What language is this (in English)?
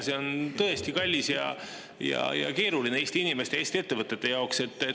Estonian